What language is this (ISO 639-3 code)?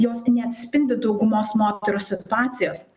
lit